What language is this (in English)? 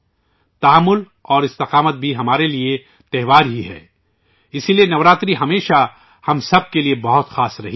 Urdu